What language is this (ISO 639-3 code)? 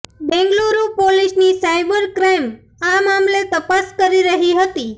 guj